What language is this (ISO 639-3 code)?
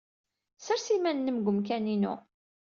kab